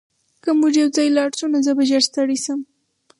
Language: Pashto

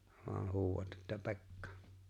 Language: Finnish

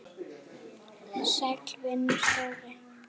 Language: Icelandic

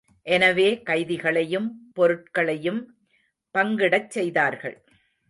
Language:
Tamil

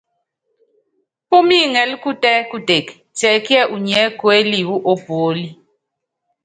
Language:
Yangben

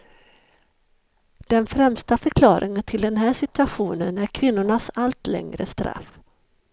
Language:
Swedish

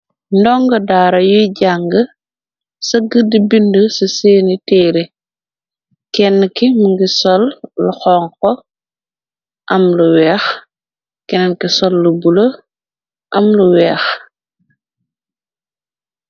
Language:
Wolof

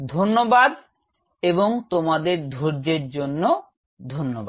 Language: Bangla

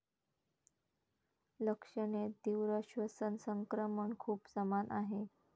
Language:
Marathi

